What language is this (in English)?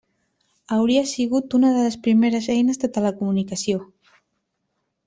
Catalan